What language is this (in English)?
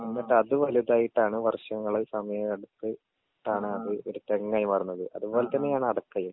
Malayalam